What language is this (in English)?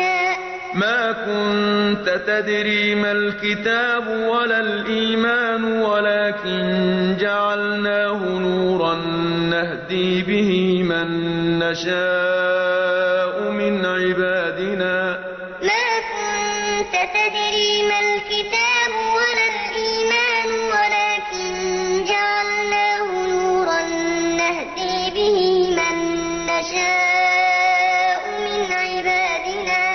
Arabic